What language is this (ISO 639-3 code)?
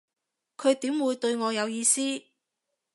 yue